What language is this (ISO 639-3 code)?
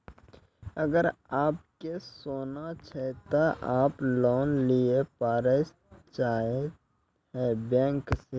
mai